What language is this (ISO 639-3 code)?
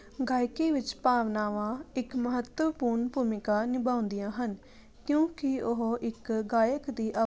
pan